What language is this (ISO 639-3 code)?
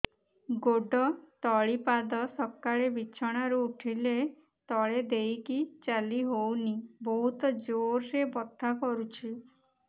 ori